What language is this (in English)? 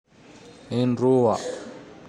Tandroy-Mahafaly Malagasy